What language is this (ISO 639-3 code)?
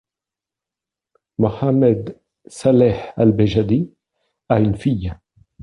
fra